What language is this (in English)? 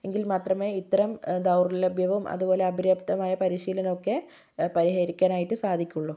Malayalam